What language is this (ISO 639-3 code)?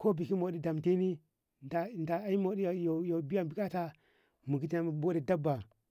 nbh